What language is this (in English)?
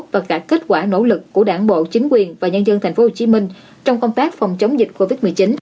Vietnamese